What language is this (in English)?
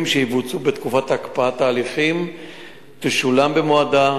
Hebrew